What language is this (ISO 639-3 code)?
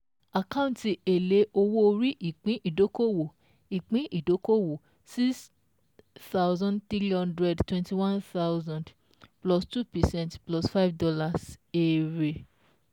yor